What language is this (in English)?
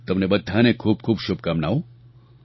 Gujarati